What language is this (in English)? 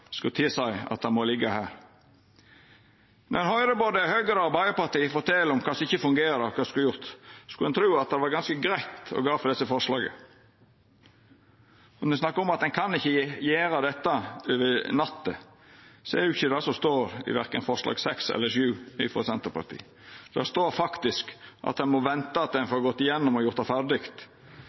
Norwegian Nynorsk